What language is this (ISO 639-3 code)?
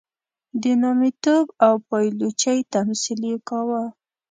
pus